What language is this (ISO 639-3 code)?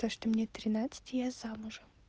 rus